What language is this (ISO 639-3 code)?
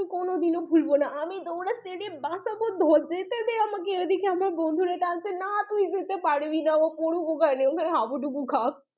ben